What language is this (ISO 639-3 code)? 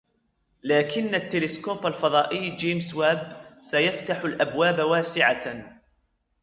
ara